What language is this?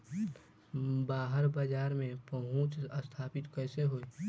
Bhojpuri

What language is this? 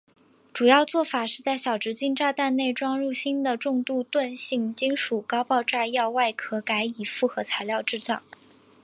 Chinese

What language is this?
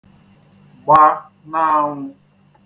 Igbo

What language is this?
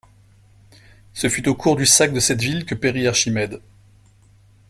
French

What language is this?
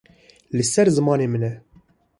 Kurdish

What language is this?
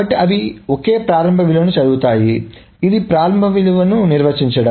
Telugu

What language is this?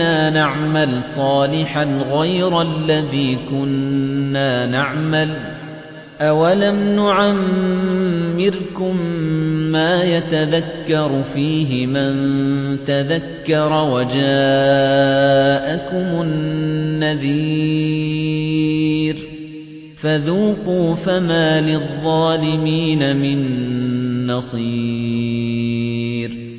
Arabic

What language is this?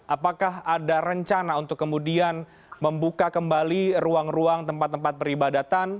Indonesian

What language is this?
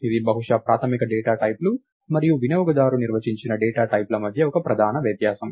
Telugu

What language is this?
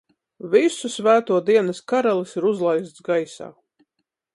Latvian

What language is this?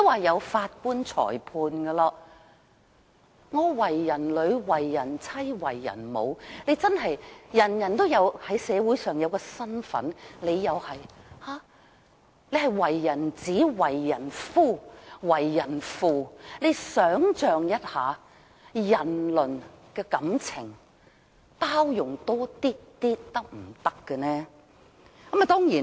Cantonese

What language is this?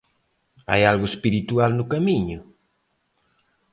Galician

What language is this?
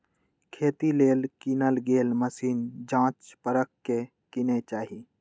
Magahi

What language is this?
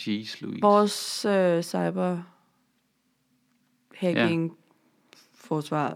Danish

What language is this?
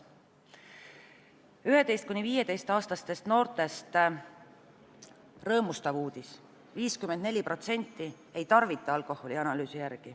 Estonian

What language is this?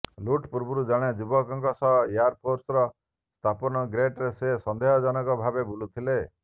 Odia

